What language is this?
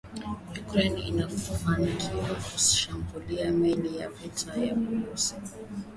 Swahili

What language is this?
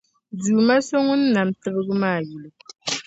Dagbani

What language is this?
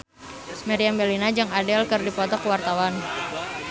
Sundanese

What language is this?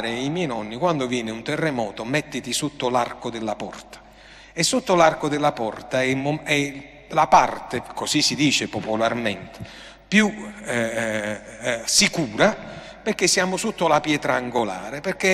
Italian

